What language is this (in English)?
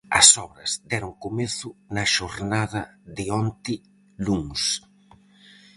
Galician